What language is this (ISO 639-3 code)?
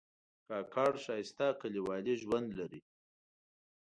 pus